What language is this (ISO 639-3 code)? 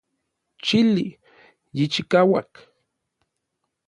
nlv